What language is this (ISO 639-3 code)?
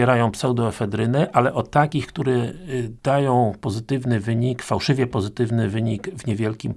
pol